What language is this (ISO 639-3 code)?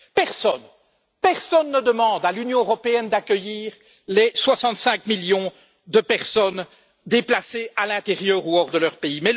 fra